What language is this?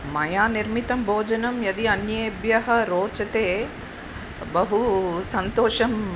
Sanskrit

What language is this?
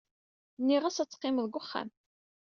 Kabyle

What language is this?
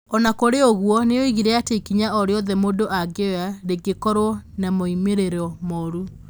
Kikuyu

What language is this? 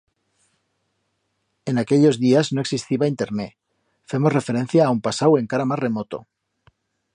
Aragonese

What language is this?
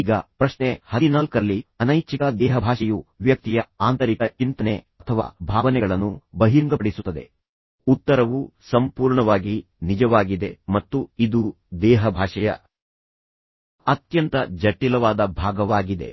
Kannada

